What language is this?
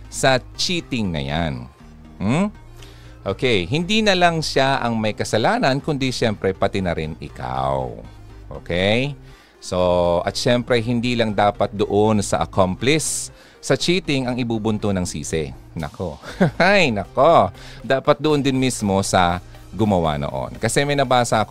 Filipino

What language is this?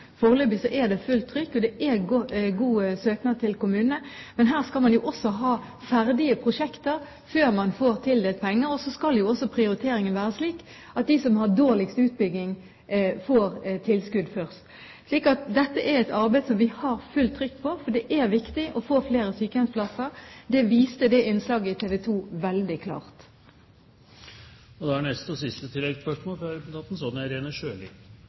Norwegian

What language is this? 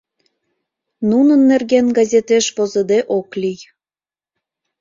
Mari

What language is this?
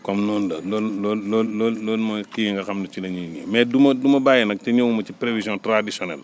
Wolof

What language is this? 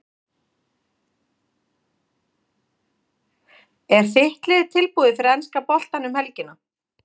Icelandic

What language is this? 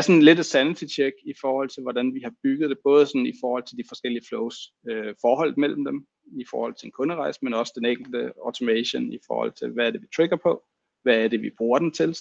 Danish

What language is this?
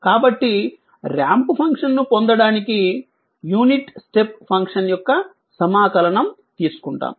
Telugu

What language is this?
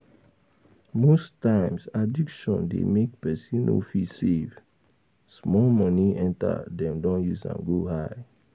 Nigerian Pidgin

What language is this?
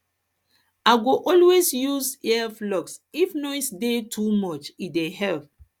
Nigerian Pidgin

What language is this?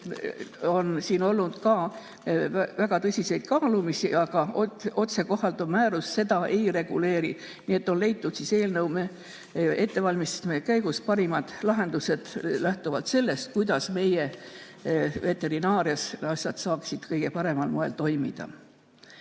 Estonian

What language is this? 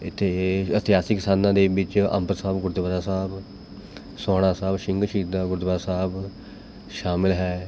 Punjabi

